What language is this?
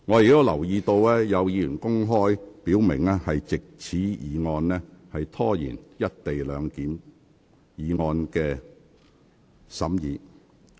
Cantonese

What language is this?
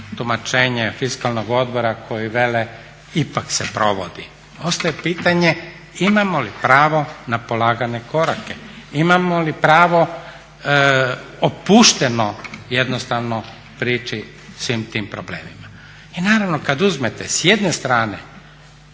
Croatian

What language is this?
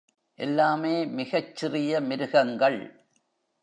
Tamil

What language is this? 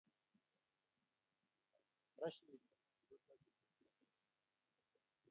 Kalenjin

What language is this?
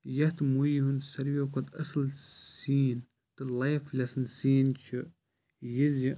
Kashmiri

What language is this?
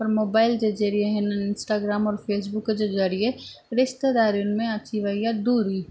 Sindhi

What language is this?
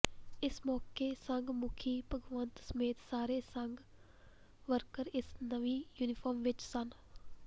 Punjabi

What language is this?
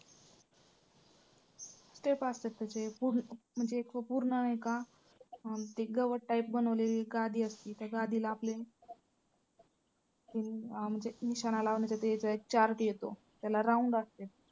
Marathi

